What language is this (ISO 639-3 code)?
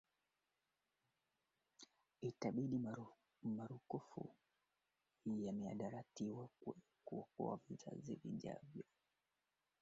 swa